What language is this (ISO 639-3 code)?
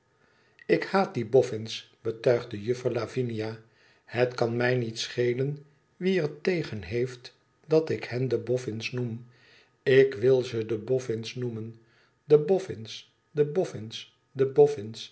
nld